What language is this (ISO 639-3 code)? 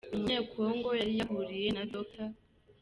kin